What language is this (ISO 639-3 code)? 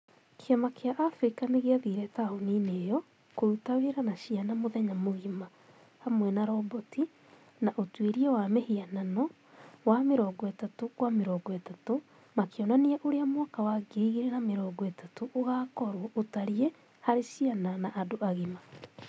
kik